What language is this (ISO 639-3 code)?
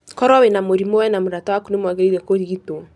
kik